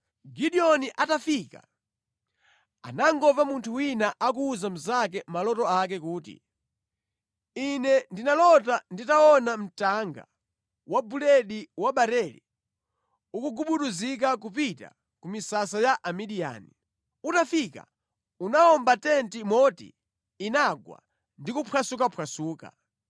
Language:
Nyanja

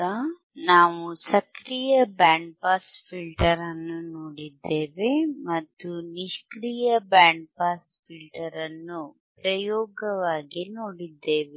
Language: Kannada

